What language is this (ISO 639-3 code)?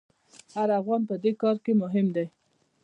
pus